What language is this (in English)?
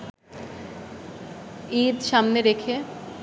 Bangla